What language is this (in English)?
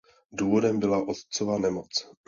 Czech